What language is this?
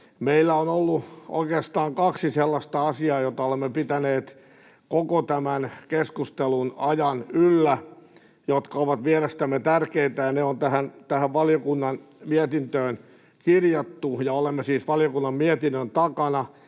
Finnish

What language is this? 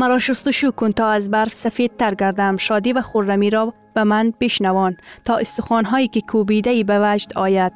Persian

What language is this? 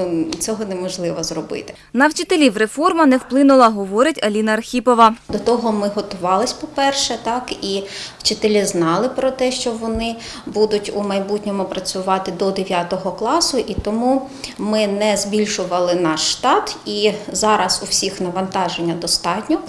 Ukrainian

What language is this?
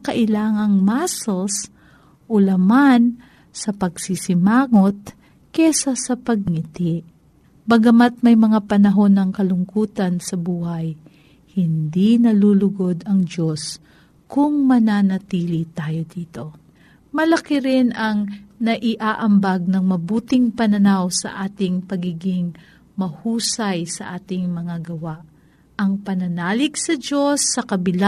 Filipino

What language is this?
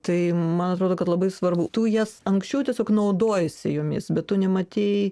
Lithuanian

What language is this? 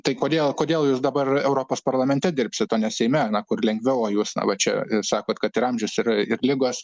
Lithuanian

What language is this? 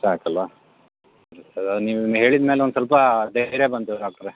Kannada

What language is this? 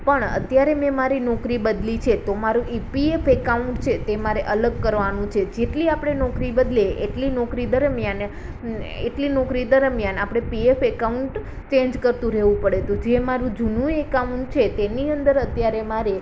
Gujarati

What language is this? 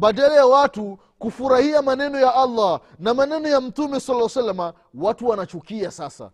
Swahili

